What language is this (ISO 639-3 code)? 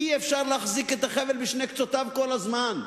heb